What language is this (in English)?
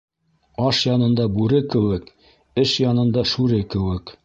Bashkir